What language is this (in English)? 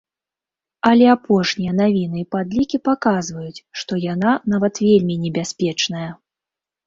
Belarusian